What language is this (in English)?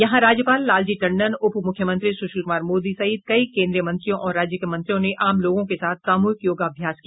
Hindi